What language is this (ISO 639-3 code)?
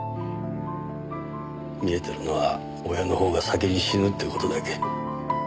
jpn